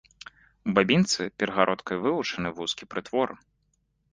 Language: Belarusian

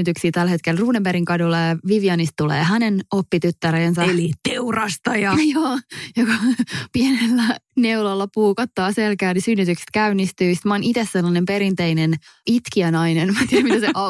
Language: Finnish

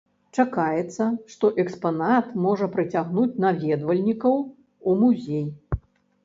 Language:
Belarusian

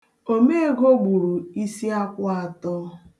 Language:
Igbo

